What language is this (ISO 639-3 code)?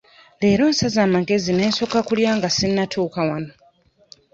lug